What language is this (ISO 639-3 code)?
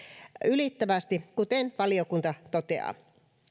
fin